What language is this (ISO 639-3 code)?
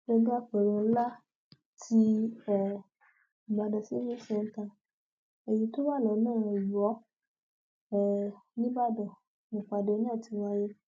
yor